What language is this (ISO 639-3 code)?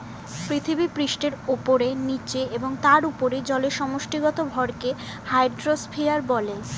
ben